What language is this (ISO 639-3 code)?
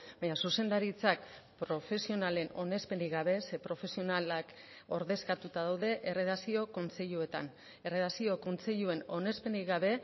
eus